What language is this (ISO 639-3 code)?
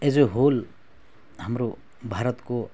nep